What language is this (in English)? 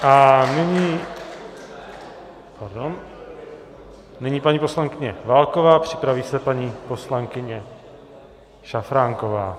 Czech